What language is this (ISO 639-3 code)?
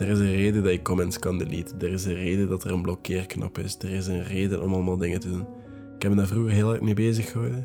nld